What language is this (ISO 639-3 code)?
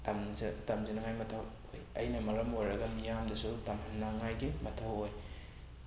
mni